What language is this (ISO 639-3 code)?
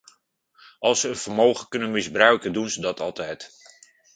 nld